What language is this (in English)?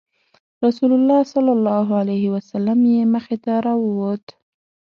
Pashto